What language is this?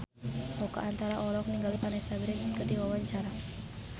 Sundanese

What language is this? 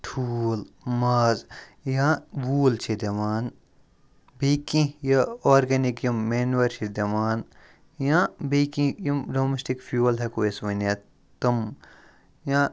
Kashmiri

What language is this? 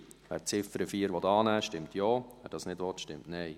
Swiss German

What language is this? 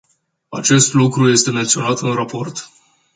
Romanian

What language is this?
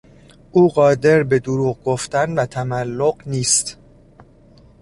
Persian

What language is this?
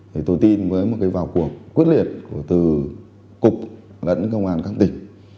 Vietnamese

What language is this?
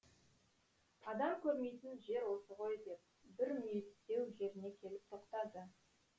Kazakh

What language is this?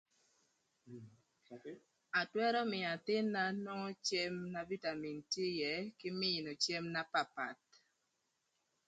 Thur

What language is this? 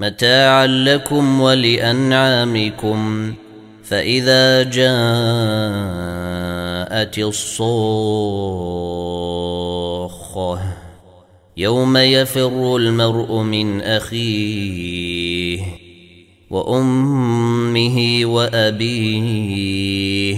Arabic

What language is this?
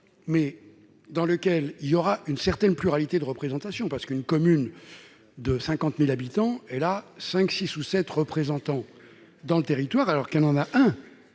French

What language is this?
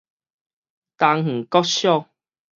Min Nan Chinese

